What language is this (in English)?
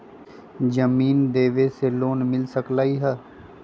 Magahi